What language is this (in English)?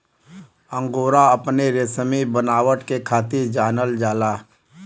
Bhojpuri